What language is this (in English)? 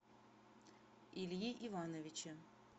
Russian